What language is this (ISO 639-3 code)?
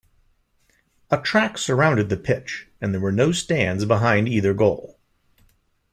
eng